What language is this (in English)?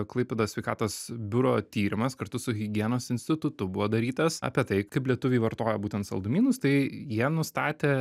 Lithuanian